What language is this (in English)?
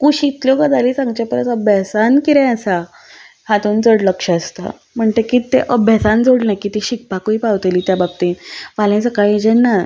Konkani